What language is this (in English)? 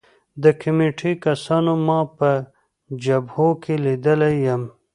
Pashto